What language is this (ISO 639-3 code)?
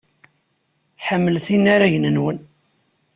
kab